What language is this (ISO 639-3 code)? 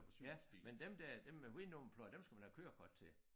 dan